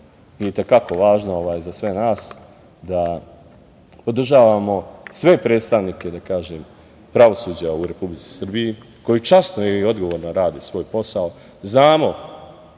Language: Serbian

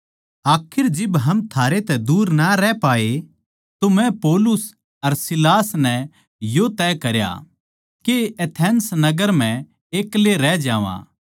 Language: Haryanvi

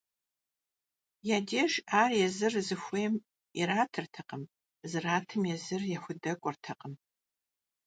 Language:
Kabardian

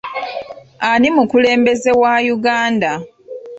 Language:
Ganda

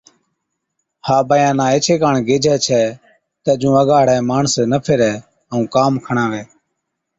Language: Od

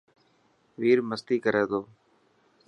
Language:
Dhatki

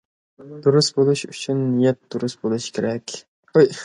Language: Uyghur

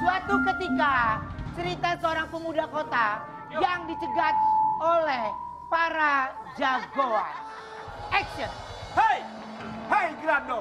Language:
Indonesian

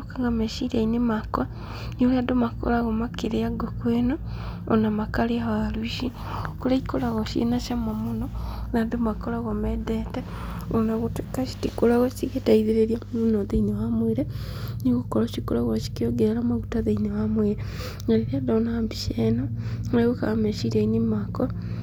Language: Kikuyu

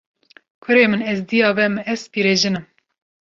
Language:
Kurdish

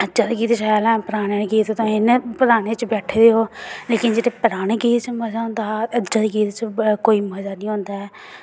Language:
Dogri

